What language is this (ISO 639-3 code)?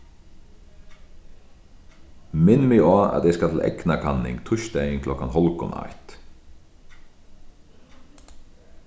fao